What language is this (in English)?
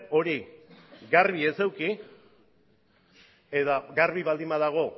Basque